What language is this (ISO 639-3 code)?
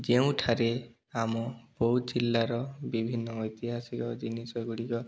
ori